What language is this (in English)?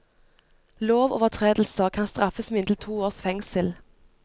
Norwegian